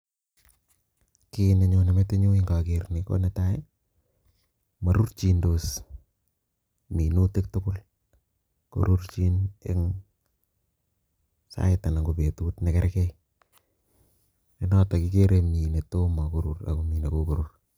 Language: Kalenjin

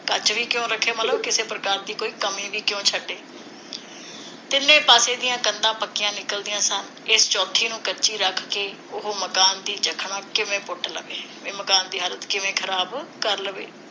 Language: Punjabi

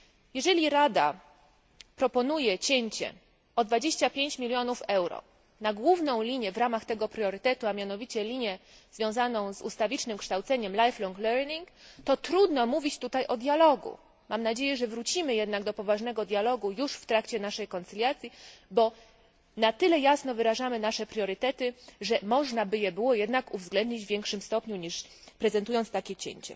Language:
Polish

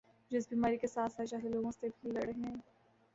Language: Urdu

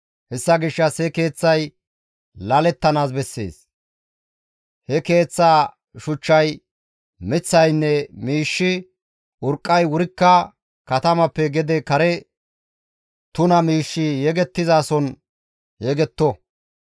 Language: Gamo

